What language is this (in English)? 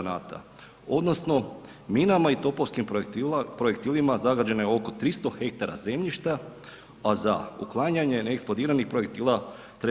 Croatian